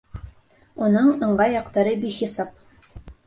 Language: Bashkir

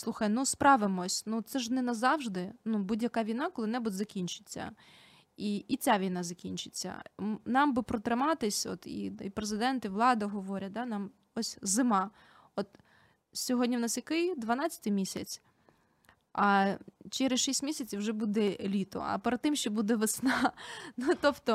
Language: Ukrainian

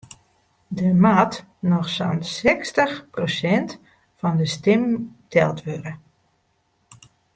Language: Western Frisian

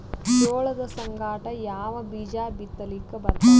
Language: Kannada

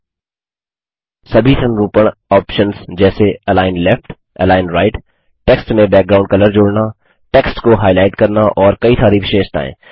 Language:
Hindi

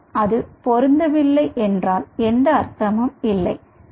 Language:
Tamil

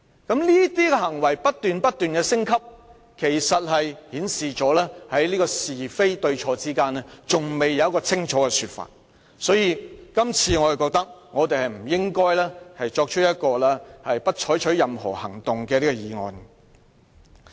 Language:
Cantonese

